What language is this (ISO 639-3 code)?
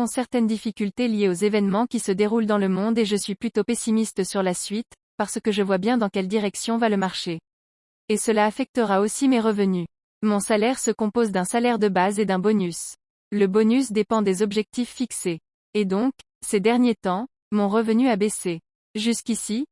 fra